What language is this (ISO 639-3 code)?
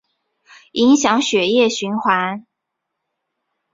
zho